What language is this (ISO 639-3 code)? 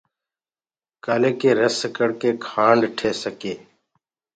ggg